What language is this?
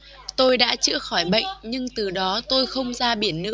Vietnamese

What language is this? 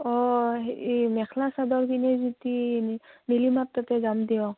Assamese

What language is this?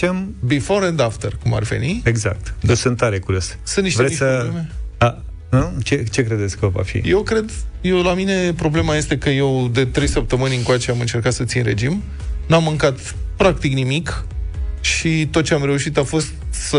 Romanian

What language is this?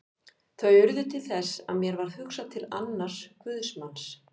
Icelandic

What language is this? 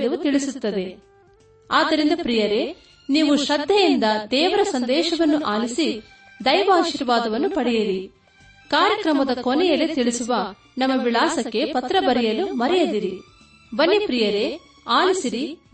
Kannada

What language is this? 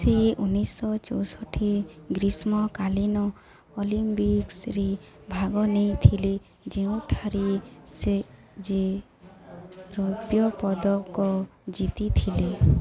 Odia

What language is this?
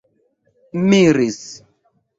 Esperanto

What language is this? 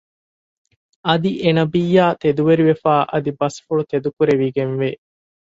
Divehi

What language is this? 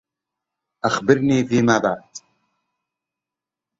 Arabic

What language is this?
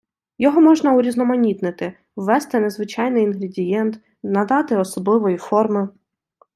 Ukrainian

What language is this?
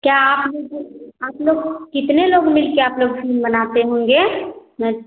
Hindi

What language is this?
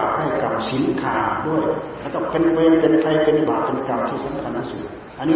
Thai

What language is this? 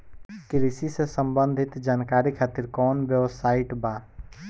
Bhojpuri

